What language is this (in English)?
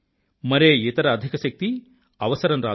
Telugu